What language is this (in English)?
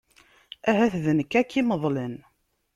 Kabyle